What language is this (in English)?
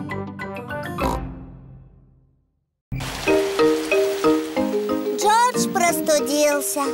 Russian